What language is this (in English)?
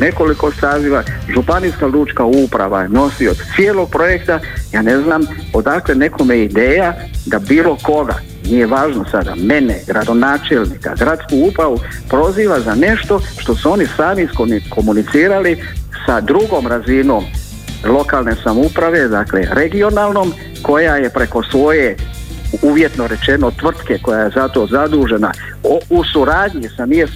Croatian